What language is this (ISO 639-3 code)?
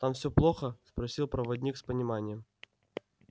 rus